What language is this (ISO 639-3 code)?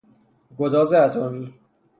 fas